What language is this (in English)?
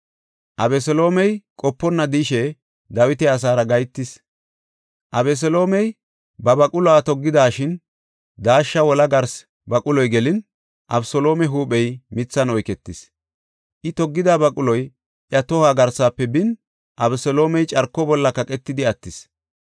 Gofa